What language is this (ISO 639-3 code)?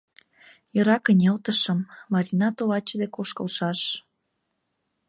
chm